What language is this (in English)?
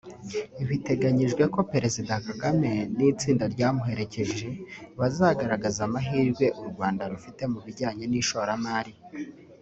Kinyarwanda